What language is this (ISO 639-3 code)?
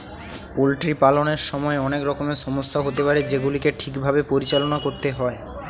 ben